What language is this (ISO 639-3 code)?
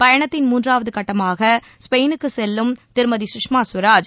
tam